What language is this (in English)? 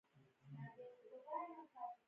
Pashto